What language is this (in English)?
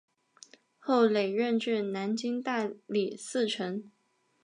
Chinese